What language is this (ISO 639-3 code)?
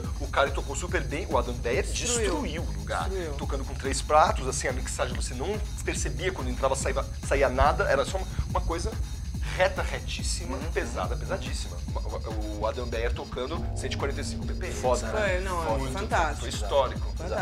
por